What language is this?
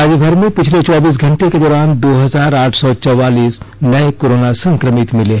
Hindi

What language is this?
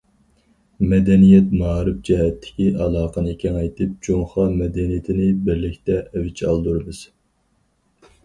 Uyghur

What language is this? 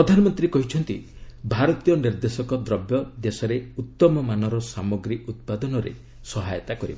Odia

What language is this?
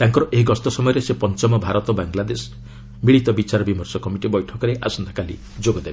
Odia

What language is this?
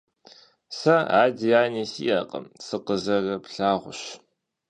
Kabardian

